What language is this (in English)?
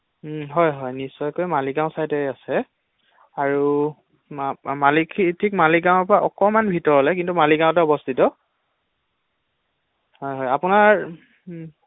Assamese